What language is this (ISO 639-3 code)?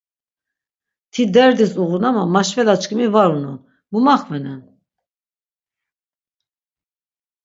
lzz